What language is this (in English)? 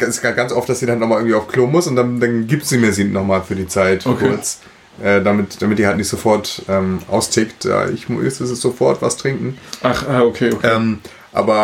German